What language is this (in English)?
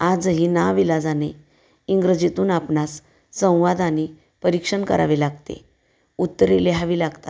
Marathi